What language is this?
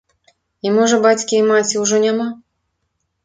Belarusian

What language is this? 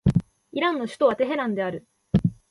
Japanese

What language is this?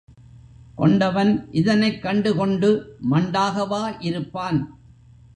Tamil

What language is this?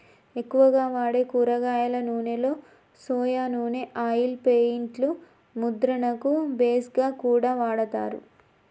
Telugu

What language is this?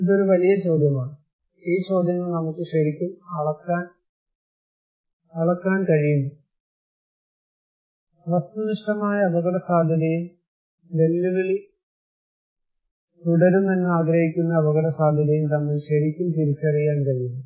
Malayalam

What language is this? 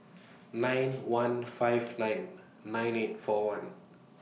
English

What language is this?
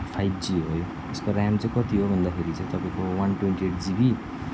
Nepali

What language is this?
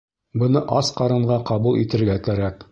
Bashkir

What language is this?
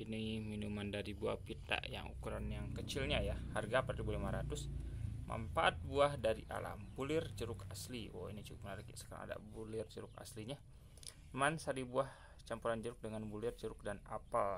Indonesian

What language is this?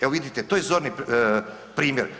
Croatian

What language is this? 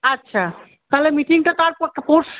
Bangla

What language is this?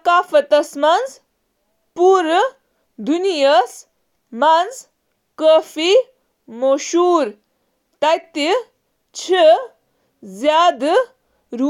Kashmiri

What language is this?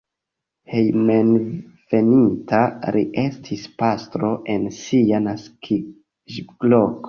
Esperanto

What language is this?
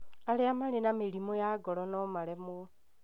Kikuyu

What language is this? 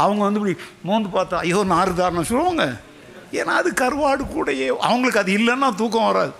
Tamil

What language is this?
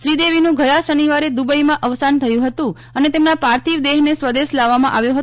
Gujarati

